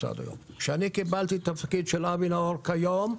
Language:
Hebrew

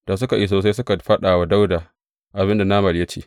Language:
Hausa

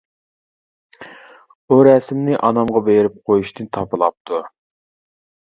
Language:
Uyghur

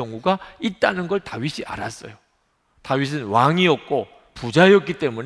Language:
Korean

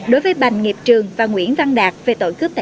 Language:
Vietnamese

